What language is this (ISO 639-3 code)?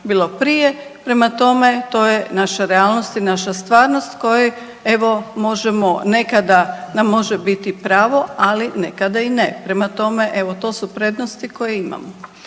hrv